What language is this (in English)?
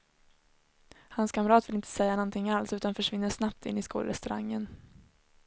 Swedish